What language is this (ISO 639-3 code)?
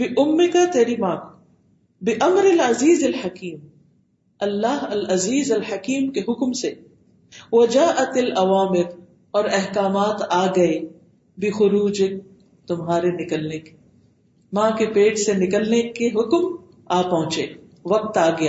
urd